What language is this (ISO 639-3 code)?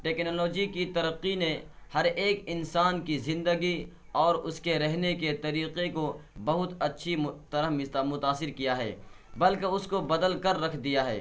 urd